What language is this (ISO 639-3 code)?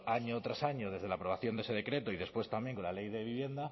spa